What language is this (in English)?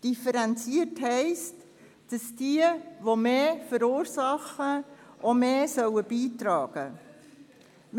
Swiss German